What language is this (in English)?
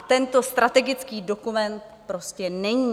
Czech